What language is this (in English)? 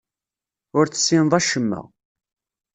Kabyle